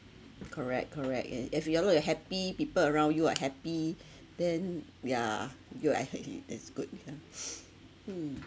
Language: English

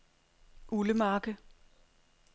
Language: Danish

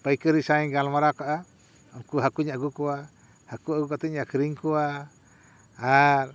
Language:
Santali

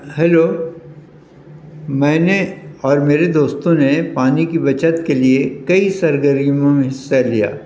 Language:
Urdu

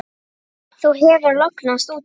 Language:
Icelandic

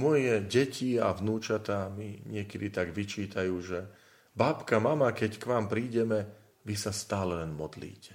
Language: Slovak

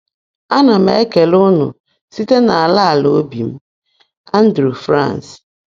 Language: Igbo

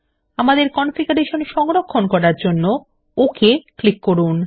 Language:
Bangla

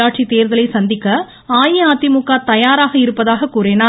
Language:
Tamil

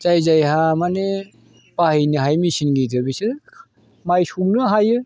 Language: Bodo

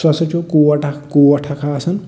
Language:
Kashmiri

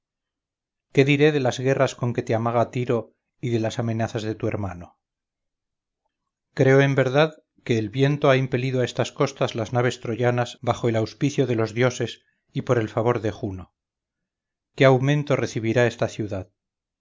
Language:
Spanish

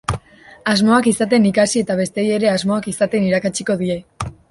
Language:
Basque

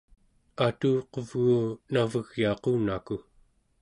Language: Central Yupik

